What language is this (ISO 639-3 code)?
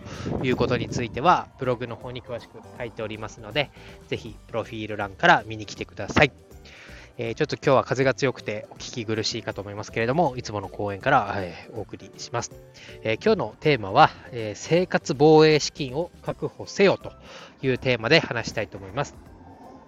jpn